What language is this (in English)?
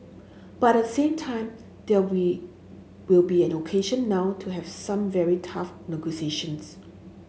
English